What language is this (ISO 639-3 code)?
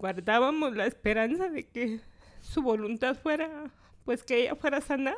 spa